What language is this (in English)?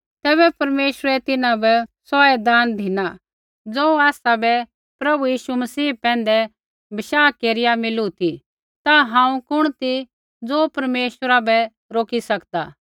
Kullu Pahari